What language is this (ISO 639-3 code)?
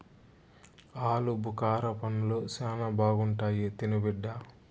tel